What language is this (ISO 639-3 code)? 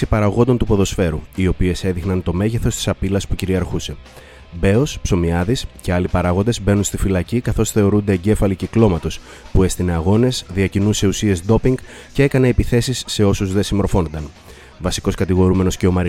ell